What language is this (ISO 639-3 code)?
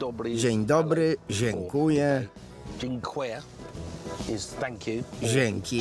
pol